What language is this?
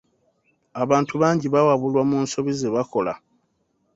Ganda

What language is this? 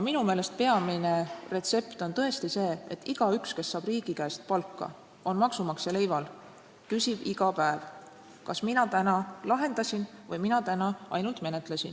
Estonian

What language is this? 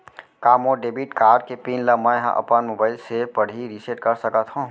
Chhattisgarhi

